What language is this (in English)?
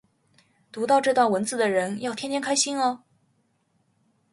Chinese